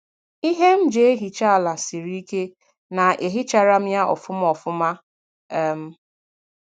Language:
Igbo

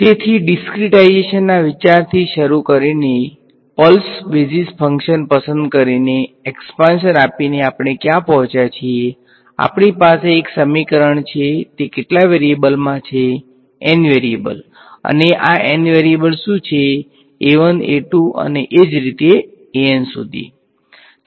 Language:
Gujarati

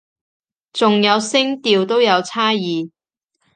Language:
Cantonese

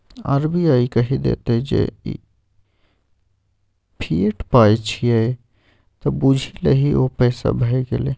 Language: Maithili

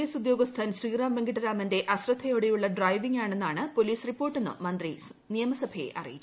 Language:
Malayalam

